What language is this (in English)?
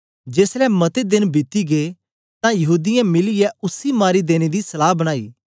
Dogri